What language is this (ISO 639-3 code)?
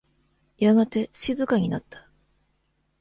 jpn